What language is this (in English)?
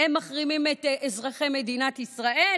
Hebrew